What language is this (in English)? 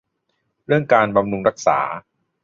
Thai